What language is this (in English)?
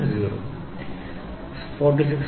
Malayalam